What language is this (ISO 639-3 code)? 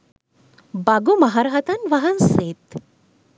sin